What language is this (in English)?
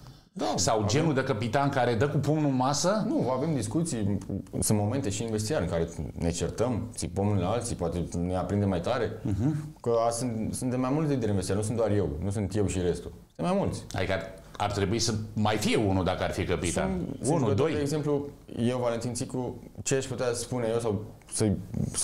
Romanian